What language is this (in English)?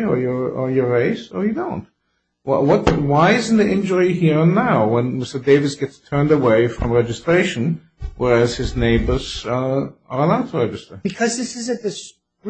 English